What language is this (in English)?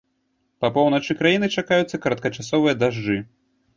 Belarusian